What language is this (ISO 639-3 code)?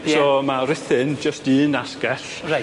cym